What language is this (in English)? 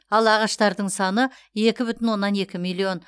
Kazakh